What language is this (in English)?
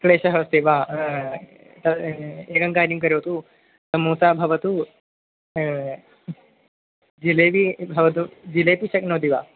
Sanskrit